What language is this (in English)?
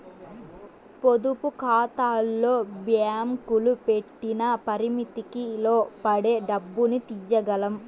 Telugu